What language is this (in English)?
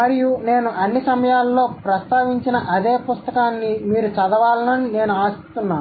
Telugu